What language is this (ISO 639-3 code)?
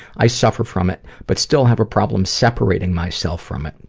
eng